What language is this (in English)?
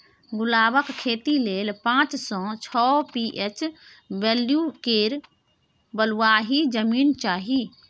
Maithili